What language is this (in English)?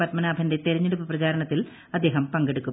Malayalam